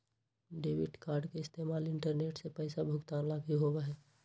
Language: Magahi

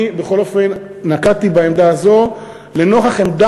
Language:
Hebrew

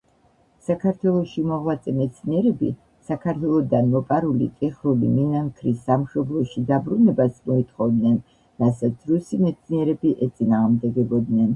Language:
Georgian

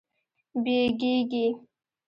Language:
Pashto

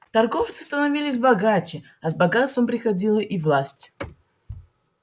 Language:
Russian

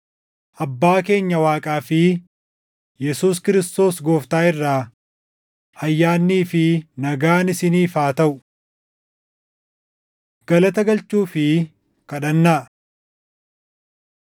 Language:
Oromo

